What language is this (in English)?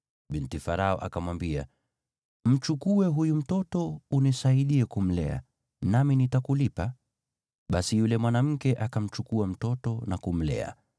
Swahili